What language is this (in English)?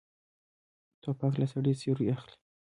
Pashto